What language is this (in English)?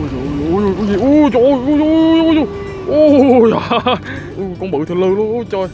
Vietnamese